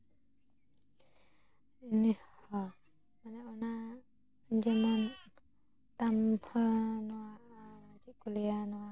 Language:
Santali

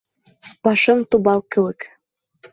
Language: Bashkir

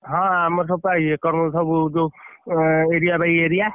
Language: Odia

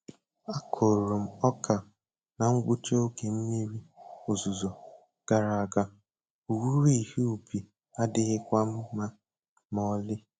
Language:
Igbo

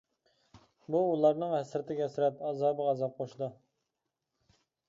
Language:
Uyghur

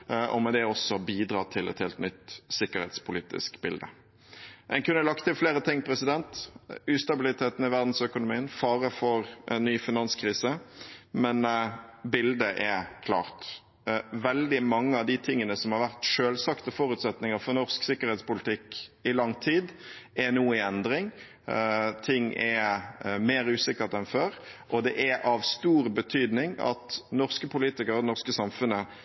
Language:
Norwegian Bokmål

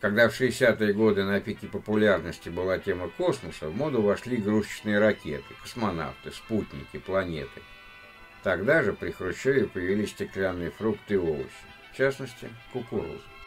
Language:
Russian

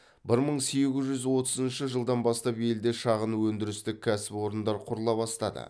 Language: Kazakh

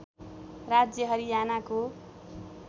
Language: Nepali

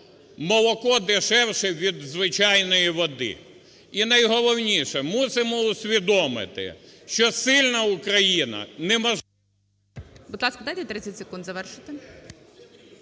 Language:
Ukrainian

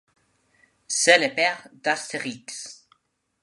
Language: French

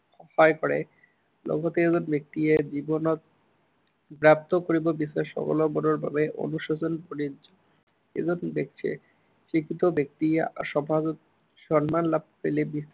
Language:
Assamese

